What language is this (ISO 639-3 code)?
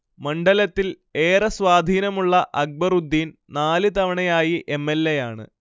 mal